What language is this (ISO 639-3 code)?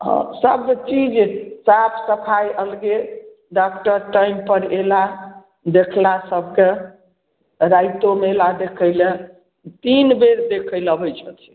mai